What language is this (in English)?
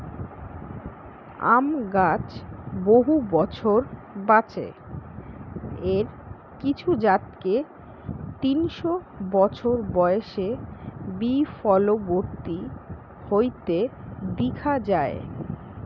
Bangla